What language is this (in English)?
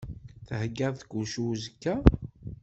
Kabyle